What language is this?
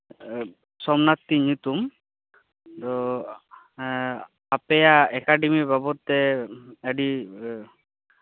Santali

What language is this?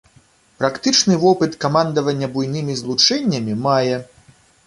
Belarusian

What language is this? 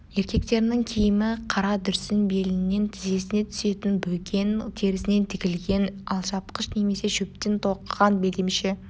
Kazakh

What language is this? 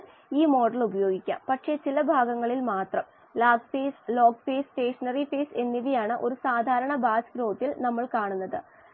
Malayalam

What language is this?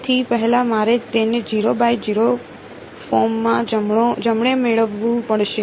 Gujarati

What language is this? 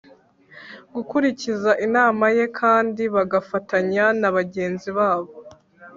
Kinyarwanda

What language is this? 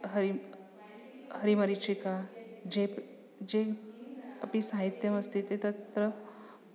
Sanskrit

